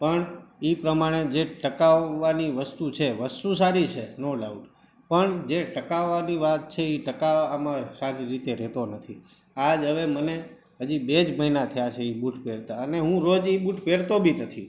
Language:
Gujarati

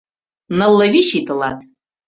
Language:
Mari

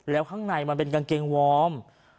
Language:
Thai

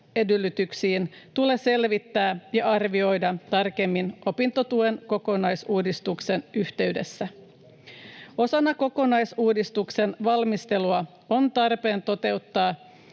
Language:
Finnish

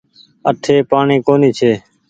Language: Goaria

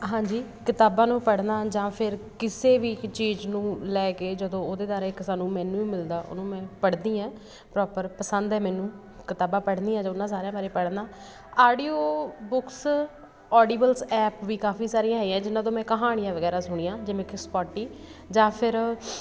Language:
Punjabi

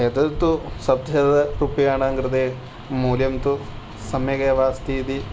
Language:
Sanskrit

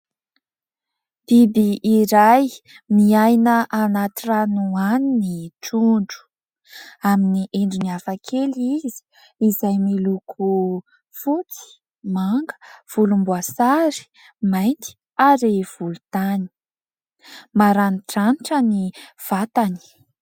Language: Malagasy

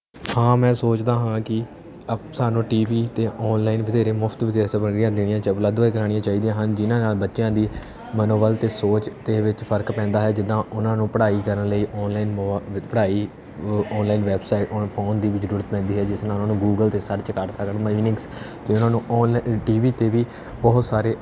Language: Punjabi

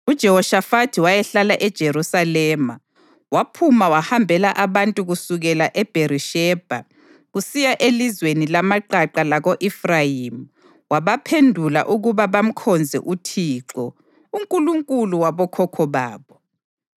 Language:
North Ndebele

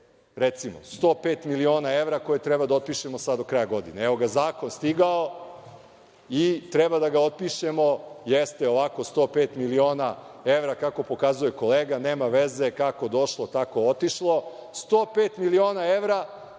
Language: Serbian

